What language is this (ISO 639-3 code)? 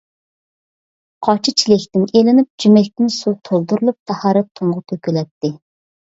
uig